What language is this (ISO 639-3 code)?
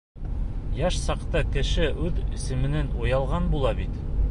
bak